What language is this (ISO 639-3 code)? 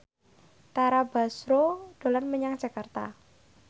jav